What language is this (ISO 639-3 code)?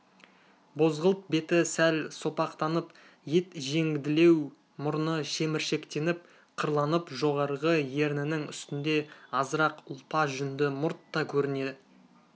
kaz